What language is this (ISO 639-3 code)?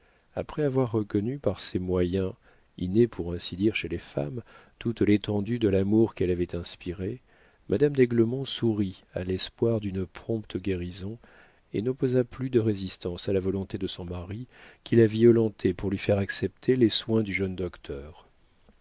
fra